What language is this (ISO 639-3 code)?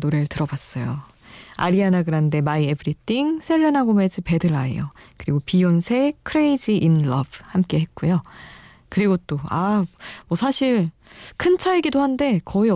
kor